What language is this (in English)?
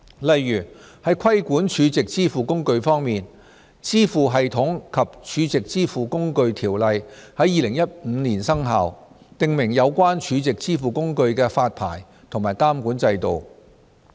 Cantonese